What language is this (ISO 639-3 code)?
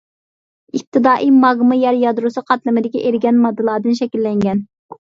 uig